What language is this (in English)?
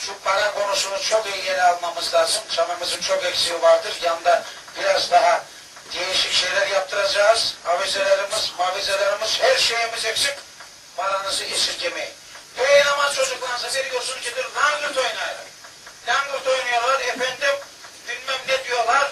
Turkish